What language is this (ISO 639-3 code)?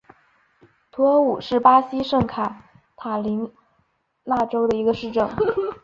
zho